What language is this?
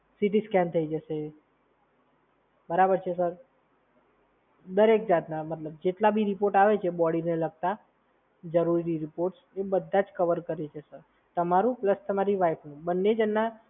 Gujarati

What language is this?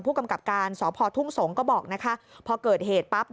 Thai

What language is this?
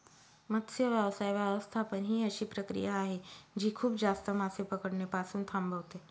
Marathi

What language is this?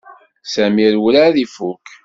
Kabyle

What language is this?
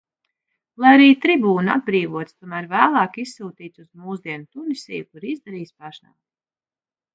Latvian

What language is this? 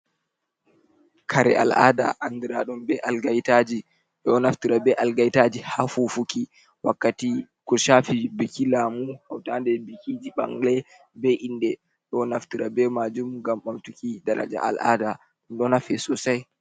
Fula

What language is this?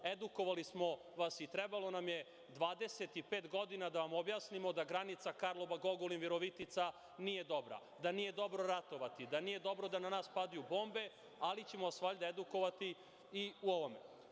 Serbian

